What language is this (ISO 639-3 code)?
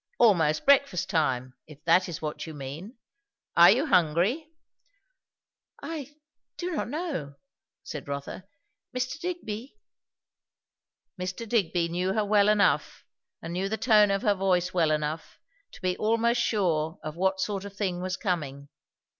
eng